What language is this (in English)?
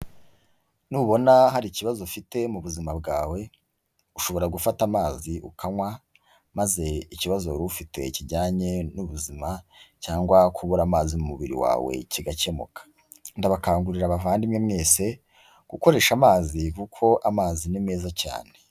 Kinyarwanda